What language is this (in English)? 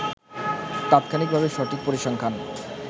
Bangla